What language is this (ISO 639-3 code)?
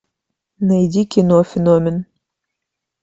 rus